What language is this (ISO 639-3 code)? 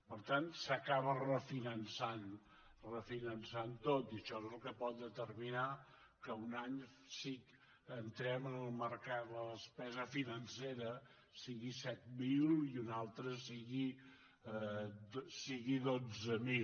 cat